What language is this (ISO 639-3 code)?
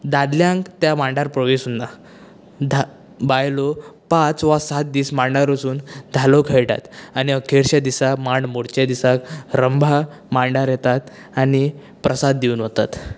kok